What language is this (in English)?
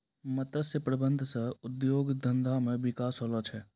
Maithili